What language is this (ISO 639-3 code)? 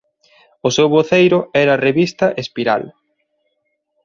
glg